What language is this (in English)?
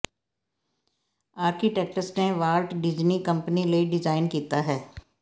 Punjabi